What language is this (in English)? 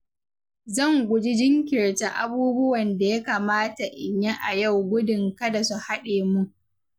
Hausa